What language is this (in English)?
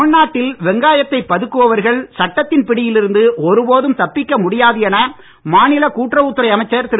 Tamil